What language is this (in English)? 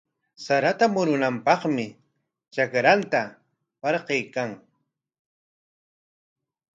Corongo Ancash Quechua